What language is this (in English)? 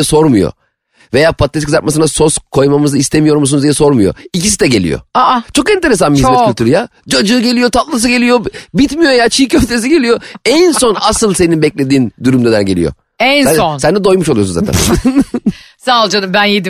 Turkish